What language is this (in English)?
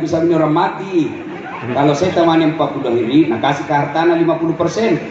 Indonesian